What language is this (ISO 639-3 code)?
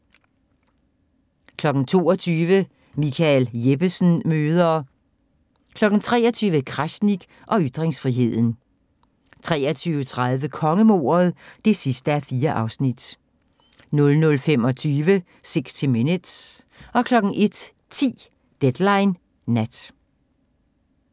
dan